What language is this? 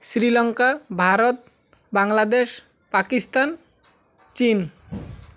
Odia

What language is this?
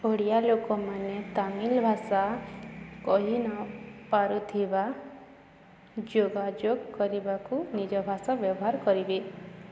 Odia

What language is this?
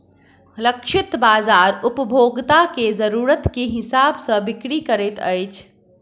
Maithili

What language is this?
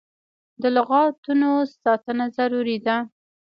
Pashto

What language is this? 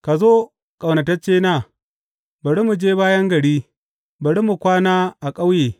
Hausa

